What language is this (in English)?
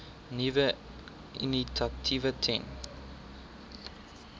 Afrikaans